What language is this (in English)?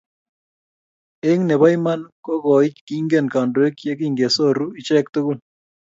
Kalenjin